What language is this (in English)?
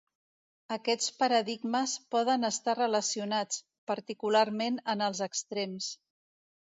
Catalan